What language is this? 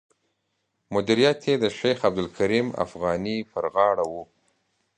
Pashto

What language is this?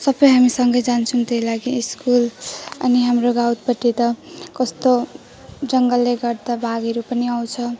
Nepali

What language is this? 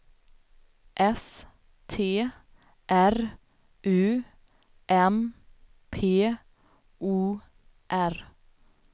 Swedish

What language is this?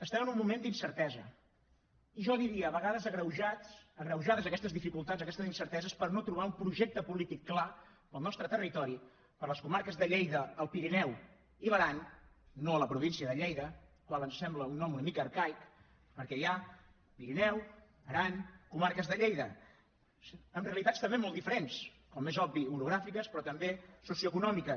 Catalan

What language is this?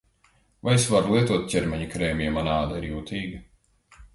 Latvian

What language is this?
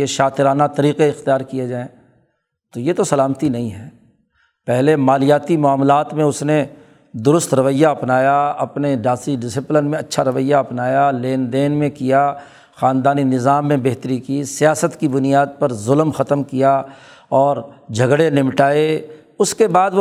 Urdu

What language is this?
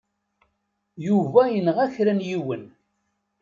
Kabyle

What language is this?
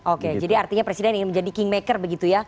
Indonesian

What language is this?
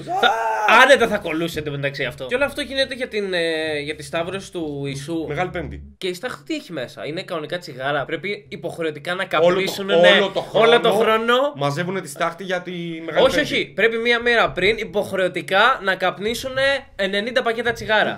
Greek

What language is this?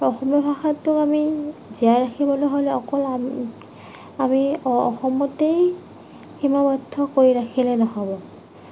Assamese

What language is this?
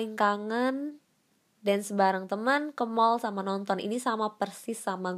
Indonesian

